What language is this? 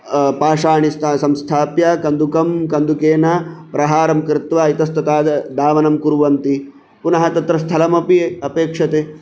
Sanskrit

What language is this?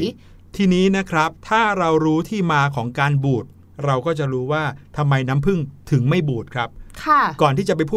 Thai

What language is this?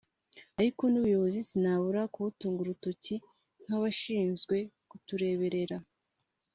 Kinyarwanda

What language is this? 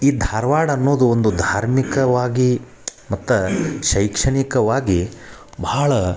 Kannada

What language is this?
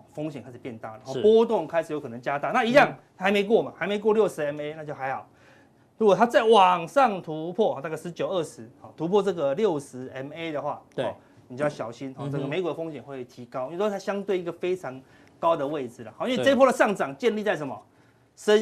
Chinese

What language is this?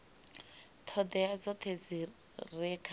Venda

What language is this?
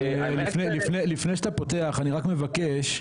Hebrew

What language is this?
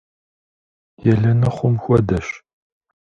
Kabardian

